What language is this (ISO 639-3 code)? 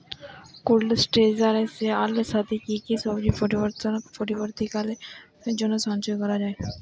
ben